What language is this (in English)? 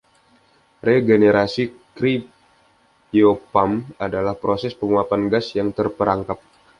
Indonesian